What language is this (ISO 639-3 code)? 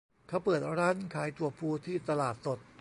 tha